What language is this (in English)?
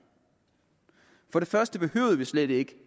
Danish